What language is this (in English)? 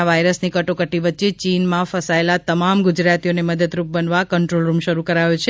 Gujarati